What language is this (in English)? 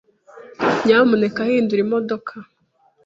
Kinyarwanda